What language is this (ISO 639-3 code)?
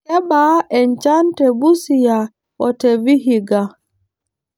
mas